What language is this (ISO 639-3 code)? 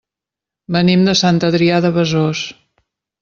cat